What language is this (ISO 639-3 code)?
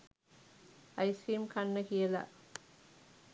sin